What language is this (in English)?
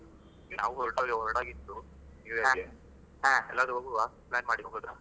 Kannada